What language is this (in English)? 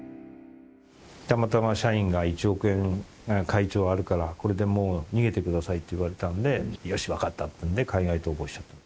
Japanese